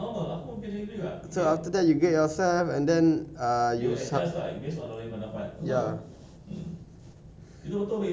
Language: English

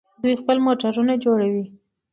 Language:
Pashto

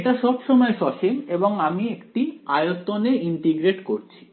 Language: Bangla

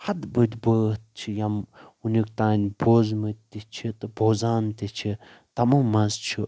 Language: Kashmiri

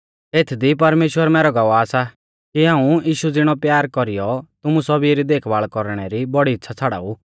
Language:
Mahasu Pahari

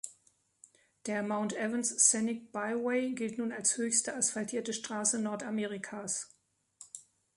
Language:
German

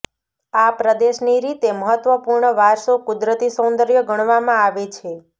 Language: Gujarati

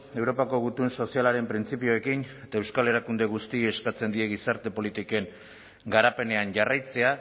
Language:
Basque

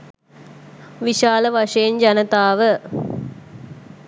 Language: Sinhala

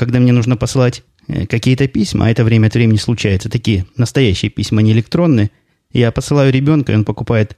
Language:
Russian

